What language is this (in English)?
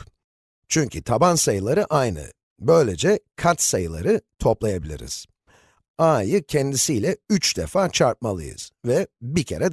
Turkish